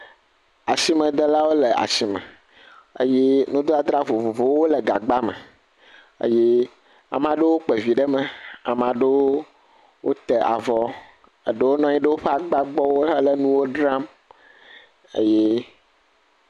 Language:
Ewe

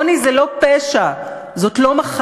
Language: Hebrew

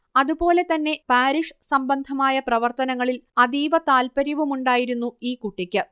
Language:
Malayalam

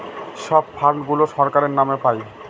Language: Bangla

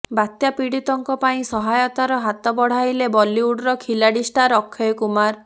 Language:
Odia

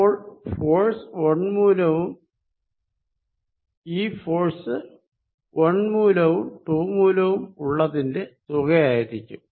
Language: Malayalam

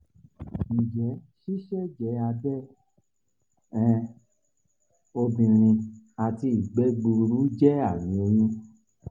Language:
Yoruba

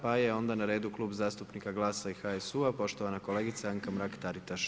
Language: Croatian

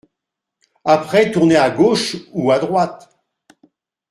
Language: French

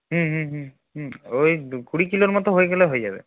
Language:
Bangla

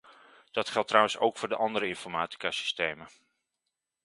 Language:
Dutch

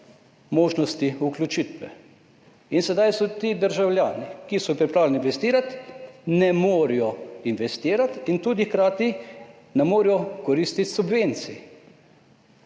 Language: Slovenian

